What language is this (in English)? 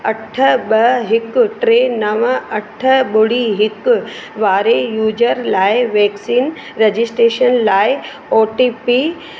Sindhi